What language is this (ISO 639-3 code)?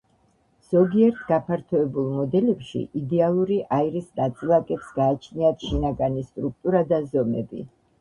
kat